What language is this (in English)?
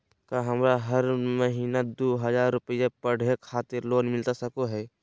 Magahi